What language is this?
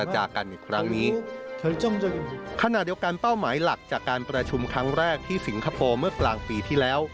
Thai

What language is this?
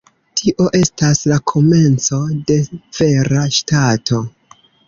Esperanto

